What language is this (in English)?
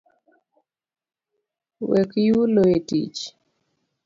Luo (Kenya and Tanzania)